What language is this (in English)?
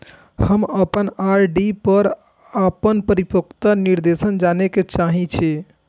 Maithili